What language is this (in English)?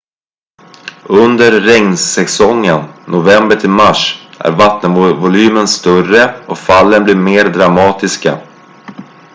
Swedish